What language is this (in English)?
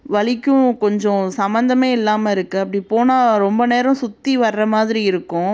Tamil